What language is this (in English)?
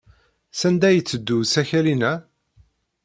Kabyle